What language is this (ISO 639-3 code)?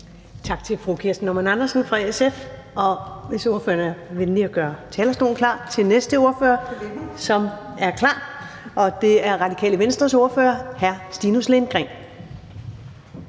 dan